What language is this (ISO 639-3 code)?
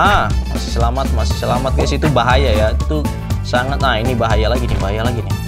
ind